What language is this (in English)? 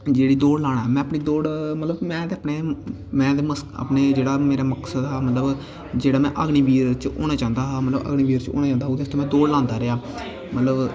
Dogri